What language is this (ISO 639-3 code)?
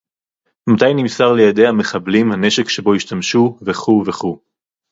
heb